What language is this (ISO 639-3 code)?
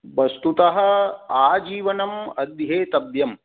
san